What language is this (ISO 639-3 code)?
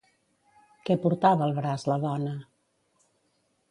cat